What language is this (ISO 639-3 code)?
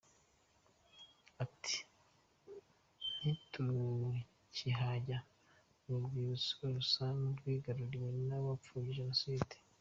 kin